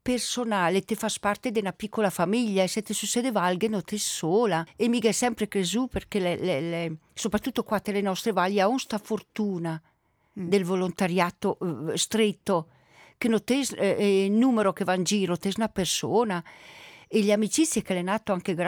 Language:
Italian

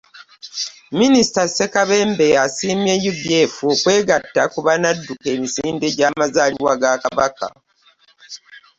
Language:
Ganda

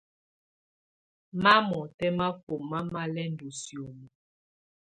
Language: Tunen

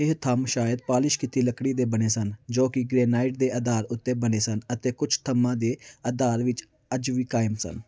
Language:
Punjabi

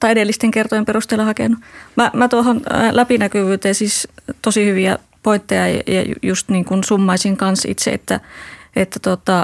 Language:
Finnish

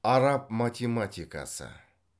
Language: Kazakh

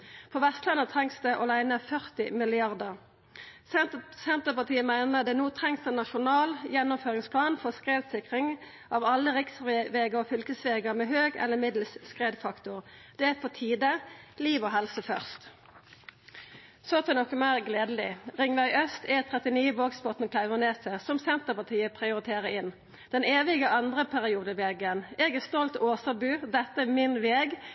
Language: Norwegian Nynorsk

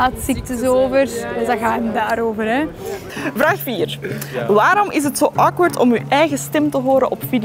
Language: Dutch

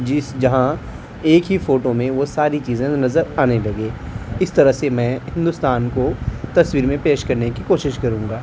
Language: Urdu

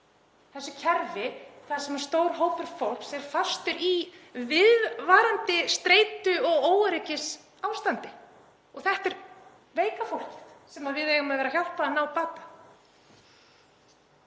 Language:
Icelandic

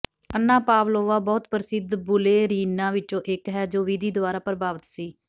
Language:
Punjabi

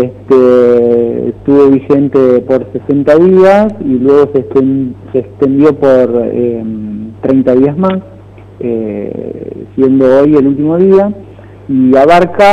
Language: Spanish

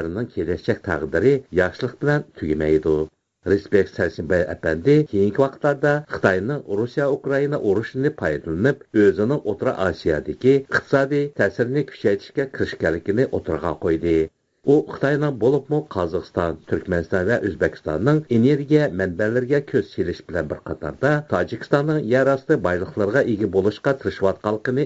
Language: Turkish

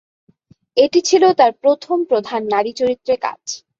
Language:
Bangla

